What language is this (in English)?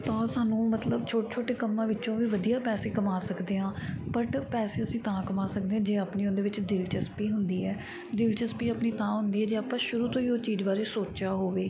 Punjabi